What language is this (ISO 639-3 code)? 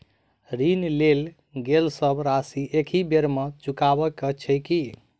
mai